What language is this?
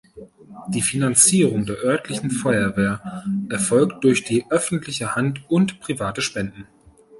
German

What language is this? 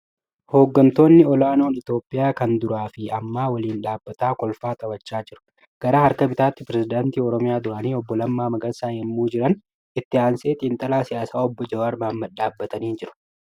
Oromo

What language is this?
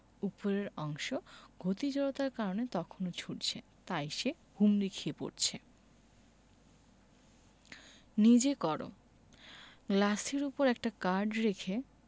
Bangla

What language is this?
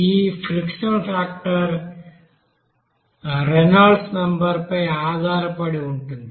Telugu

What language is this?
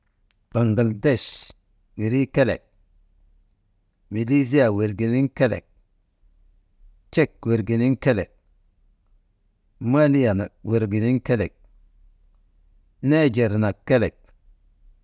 Maba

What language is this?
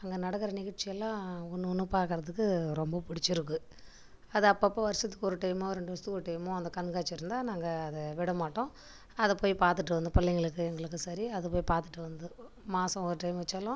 Tamil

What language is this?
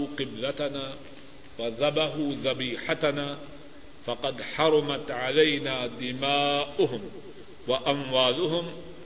Urdu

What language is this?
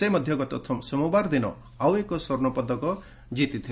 Odia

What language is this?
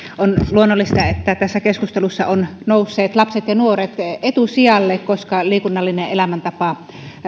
Finnish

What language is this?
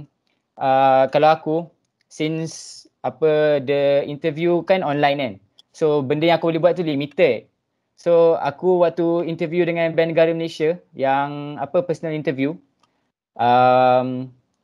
Malay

